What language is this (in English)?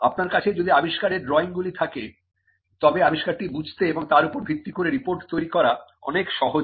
Bangla